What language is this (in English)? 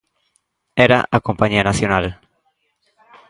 Galician